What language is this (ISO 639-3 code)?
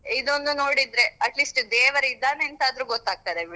kan